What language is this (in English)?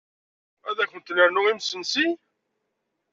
Kabyle